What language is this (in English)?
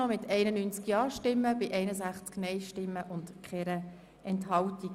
Swiss German